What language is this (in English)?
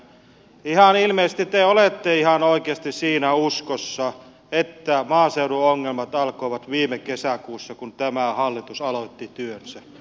Finnish